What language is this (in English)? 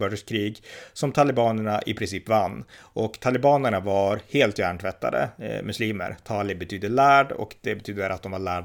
Swedish